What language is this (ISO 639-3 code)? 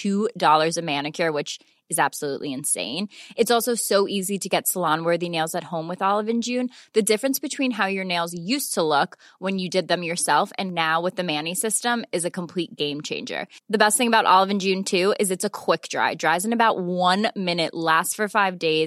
urd